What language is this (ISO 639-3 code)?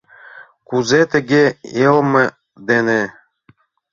chm